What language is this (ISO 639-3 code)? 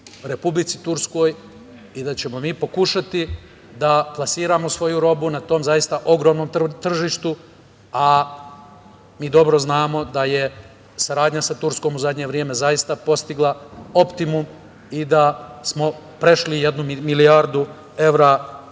srp